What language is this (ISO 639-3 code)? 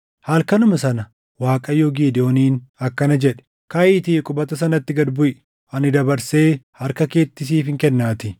orm